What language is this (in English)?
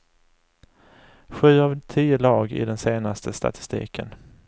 Swedish